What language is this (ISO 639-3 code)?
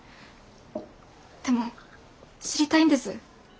jpn